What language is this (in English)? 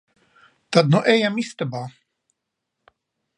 Latvian